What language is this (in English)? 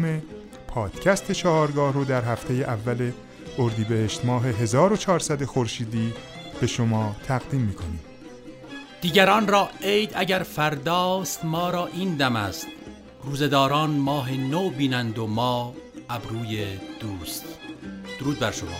Persian